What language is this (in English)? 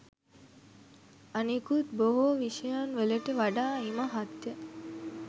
Sinhala